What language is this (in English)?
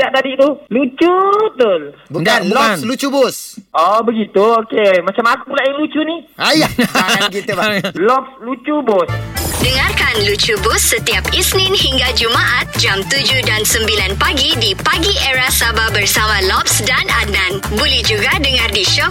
Malay